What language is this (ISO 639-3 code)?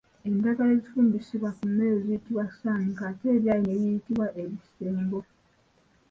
lug